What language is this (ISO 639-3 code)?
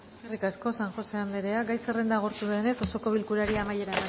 eus